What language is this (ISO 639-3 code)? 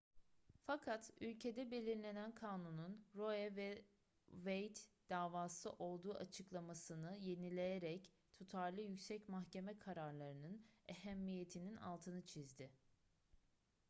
tur